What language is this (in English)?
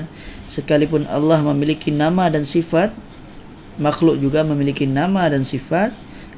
Malay